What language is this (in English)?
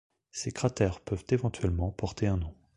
French